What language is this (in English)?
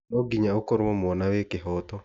Kikuyu